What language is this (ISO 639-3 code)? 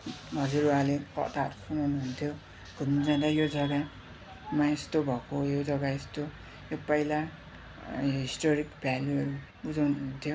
nep